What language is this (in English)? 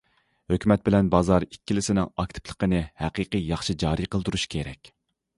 Uyghur